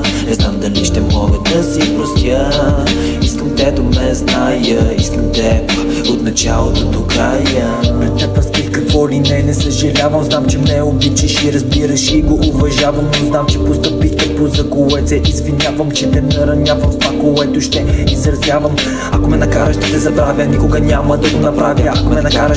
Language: Bulgarian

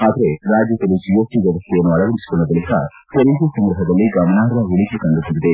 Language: Kannada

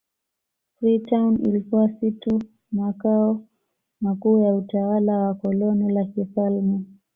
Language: Swahili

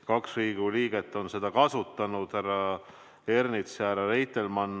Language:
Estonian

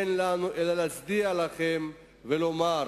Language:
Hebrew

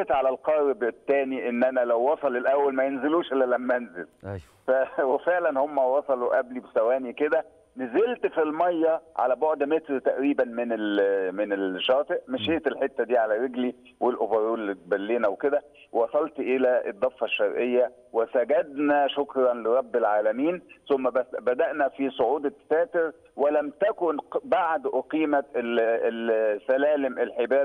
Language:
Arabic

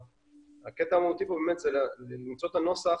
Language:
Hebrew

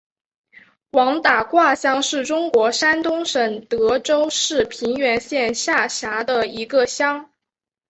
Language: Chinese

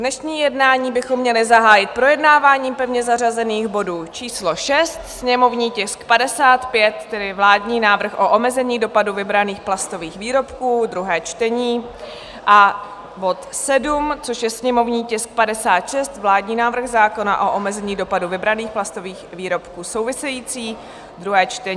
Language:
Czech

